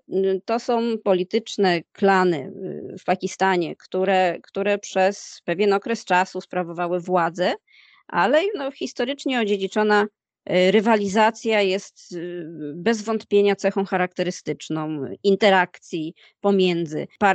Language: Polish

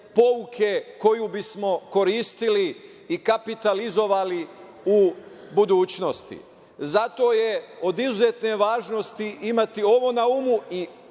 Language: Serbian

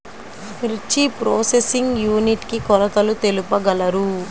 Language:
Telugu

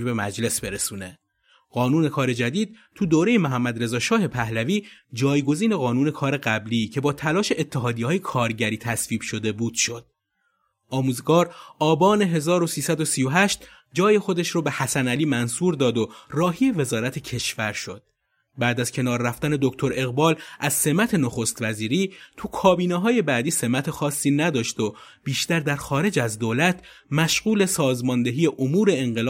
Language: Persian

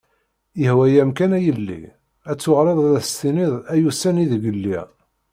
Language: Kabyle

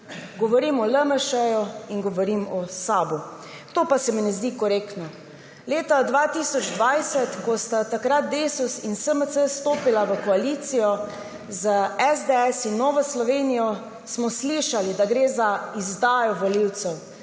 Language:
Slovenian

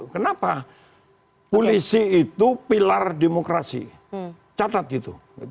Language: Indonesian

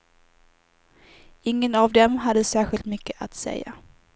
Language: Swedish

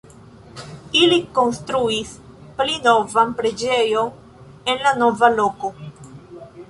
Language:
Esperanto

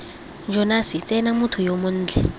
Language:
Tswana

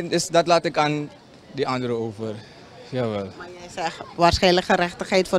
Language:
Dutch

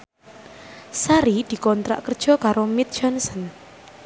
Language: Javanese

